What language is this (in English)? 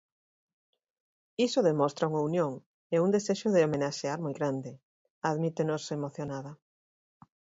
Galician